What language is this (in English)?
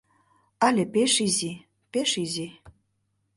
Mari